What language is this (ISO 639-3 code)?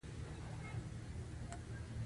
pus